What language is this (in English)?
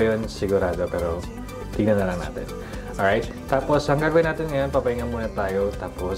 Filipino